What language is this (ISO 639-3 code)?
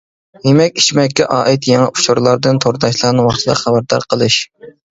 uig